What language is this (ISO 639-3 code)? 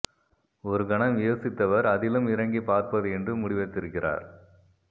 tam